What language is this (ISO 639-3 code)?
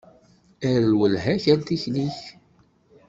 kab